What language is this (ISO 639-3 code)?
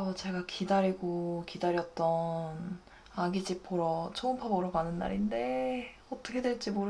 kor